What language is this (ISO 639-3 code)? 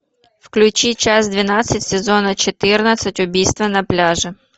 rus